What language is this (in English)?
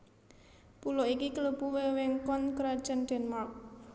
Javanese